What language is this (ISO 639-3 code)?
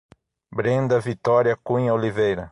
por